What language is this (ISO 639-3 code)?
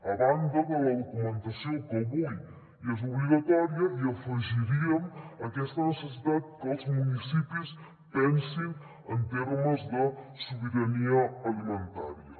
cat